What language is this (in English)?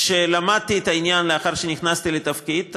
Hebrew